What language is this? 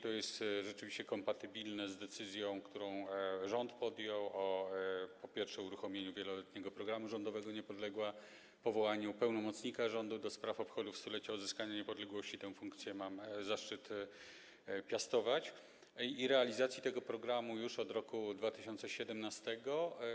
Polish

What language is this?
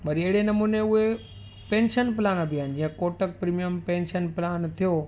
Sindhi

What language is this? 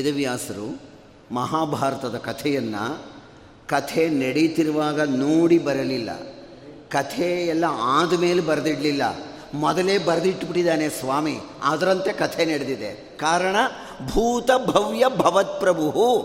Kannada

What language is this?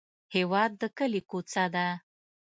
Pashto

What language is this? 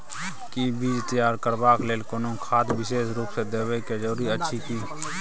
Maithili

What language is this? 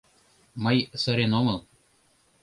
Mari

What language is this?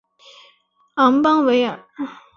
Chinese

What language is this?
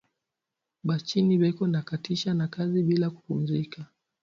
Swahili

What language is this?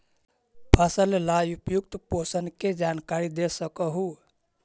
Magahi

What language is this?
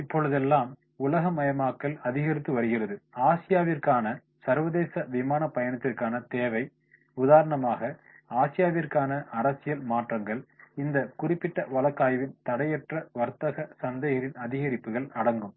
Tamil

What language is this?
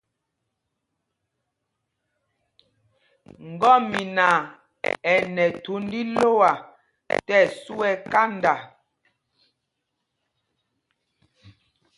Mpumpong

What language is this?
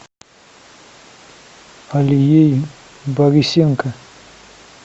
Russian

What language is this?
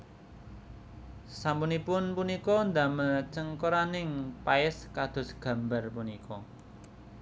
Javanese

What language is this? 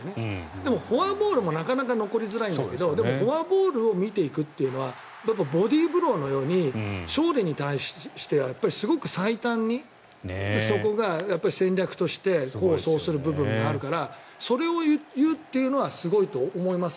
Japanese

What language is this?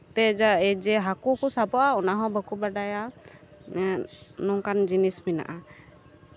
Santali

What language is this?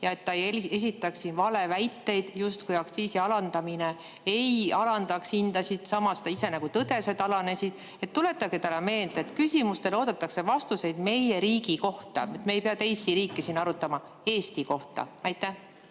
Estonian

